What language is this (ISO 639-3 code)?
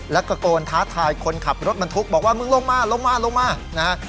tha